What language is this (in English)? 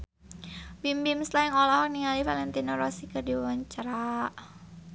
Sundanese